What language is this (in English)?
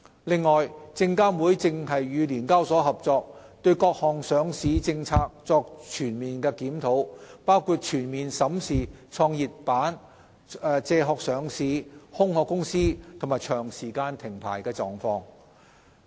Cantonese